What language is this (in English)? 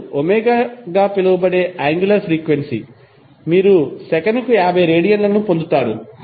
Telugu